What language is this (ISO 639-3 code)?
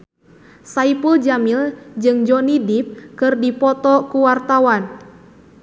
sun